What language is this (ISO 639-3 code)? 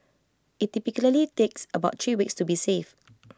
eng